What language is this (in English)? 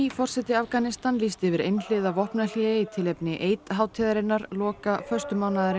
Icelandic